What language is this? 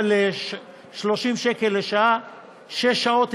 Hebrew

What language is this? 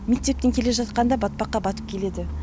Kazakh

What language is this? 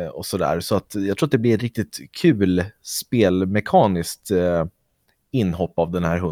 Swedish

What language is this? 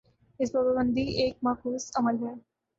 Urdu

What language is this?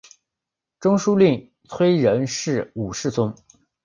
Chinese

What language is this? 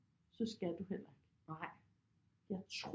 Danish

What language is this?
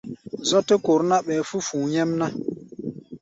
Gbaya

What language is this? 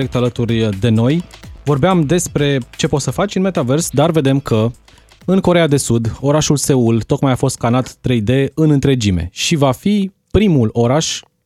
Romanian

